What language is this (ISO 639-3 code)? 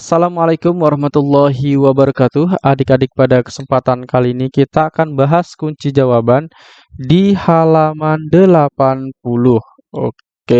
ind